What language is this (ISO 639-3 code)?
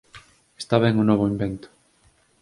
glg